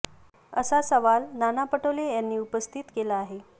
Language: Marathi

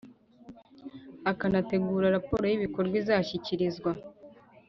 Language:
Kinyarwanda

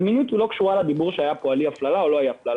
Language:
Hebrew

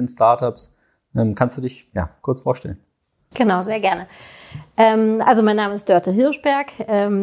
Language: German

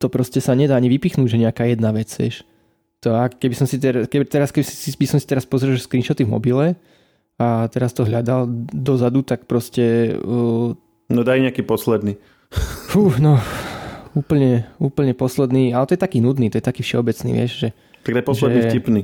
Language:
Slovak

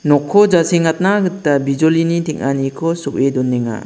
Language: Garo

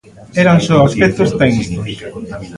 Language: Galician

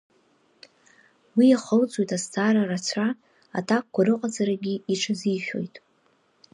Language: Abkhazian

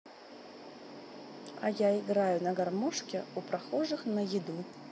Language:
Russian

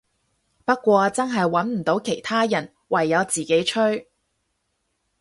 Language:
Cantonese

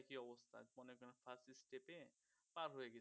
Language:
Bangla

